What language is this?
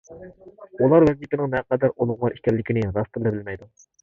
Uyghur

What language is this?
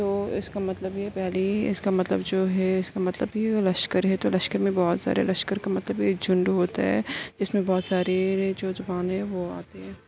Urdu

